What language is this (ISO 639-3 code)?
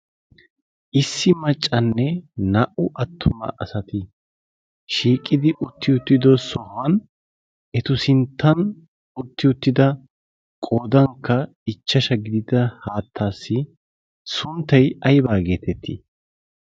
wal